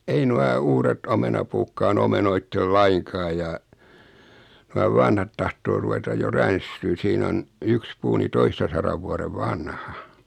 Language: Finnish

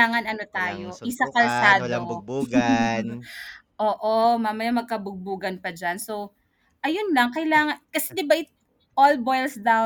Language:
Filipino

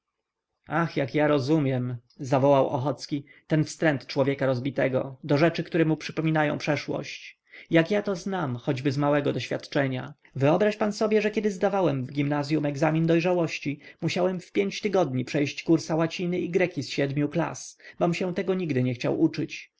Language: Polish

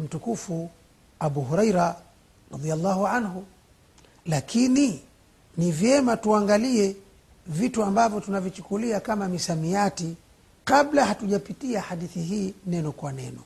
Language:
Swahili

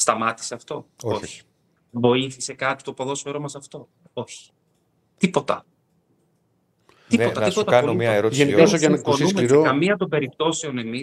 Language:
Greek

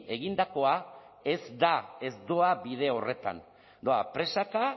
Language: Basque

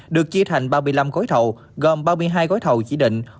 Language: Vietnamese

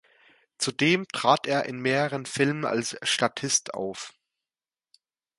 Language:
German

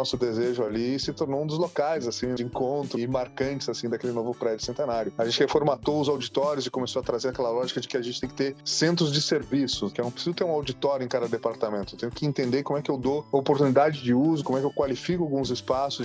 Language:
Portuguese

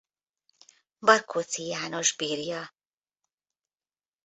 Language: Hungarian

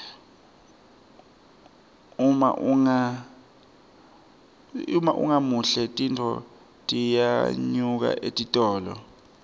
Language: Swati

